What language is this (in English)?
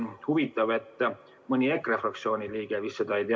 Estonian